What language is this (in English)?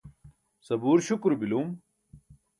Burushaski